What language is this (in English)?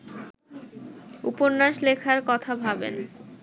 Bangla